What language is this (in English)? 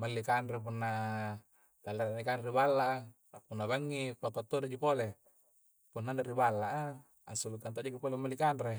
Coastal Konjo